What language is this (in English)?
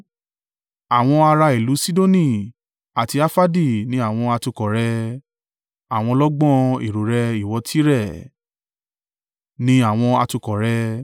Yoruba